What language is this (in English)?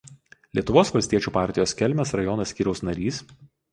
Lithuanian